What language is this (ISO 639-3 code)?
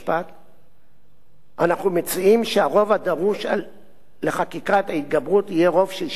heb